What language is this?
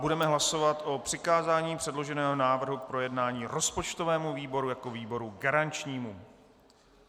Czech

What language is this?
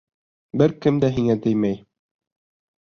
Bashkir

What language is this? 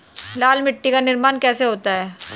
Hindi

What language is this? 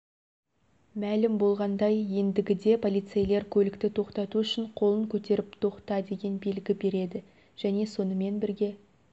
Kazakh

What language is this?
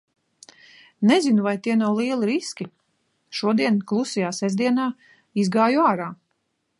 Latvian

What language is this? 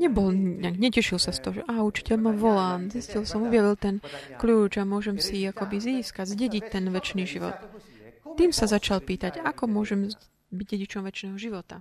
Slovak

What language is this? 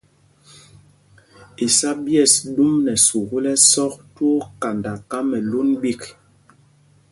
Mpumpong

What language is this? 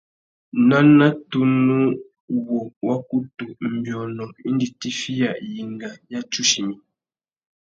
Tuki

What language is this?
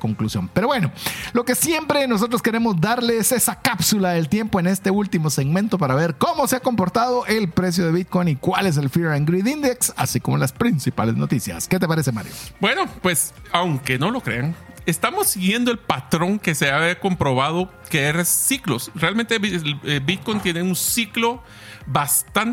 Spanish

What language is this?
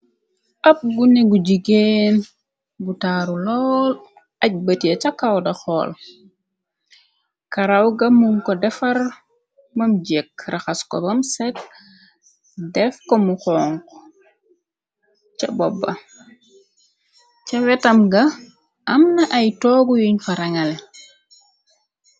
Wolof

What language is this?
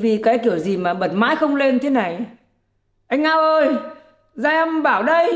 Vietnamese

